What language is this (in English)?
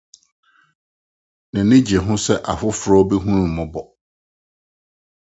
Akan